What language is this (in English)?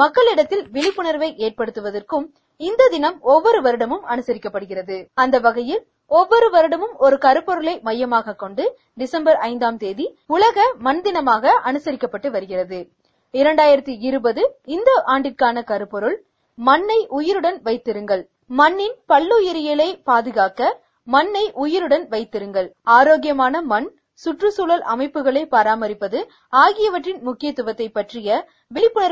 Tamil